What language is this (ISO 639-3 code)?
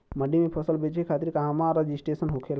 bho